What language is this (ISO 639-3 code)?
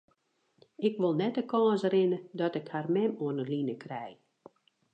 fry